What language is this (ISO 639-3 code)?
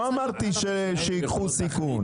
heb